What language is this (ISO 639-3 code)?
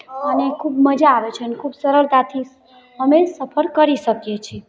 guj